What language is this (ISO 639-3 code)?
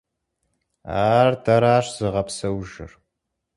kbd